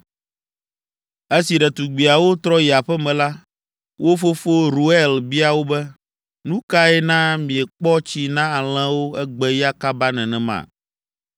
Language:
Ewe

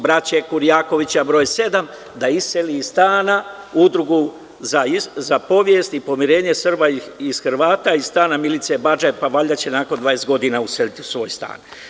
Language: Serbian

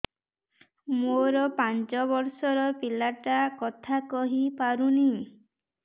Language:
Odia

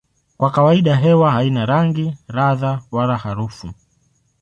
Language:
Swahili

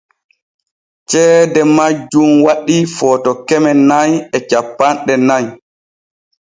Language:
Borgu Fulfulde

